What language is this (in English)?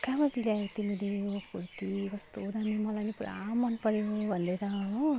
Nepali